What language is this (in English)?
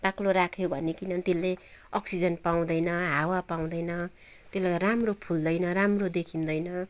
Nepali